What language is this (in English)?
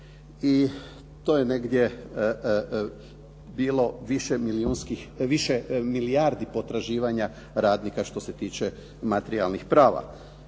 Croatian